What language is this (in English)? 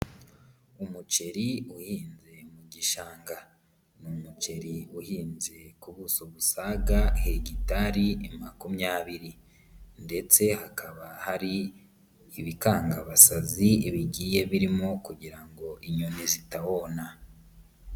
Kinyarwanda